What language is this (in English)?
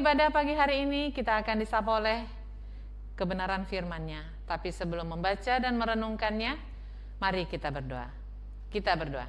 Indonesian